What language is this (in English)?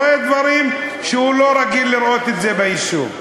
Hebrew